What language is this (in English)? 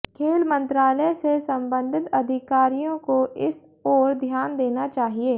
Hindi